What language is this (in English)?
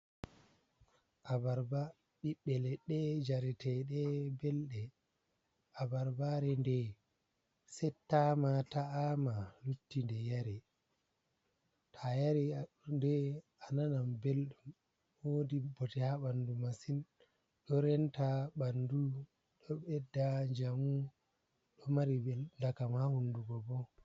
Fula